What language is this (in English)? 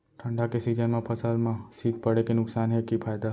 Chhattisgarhi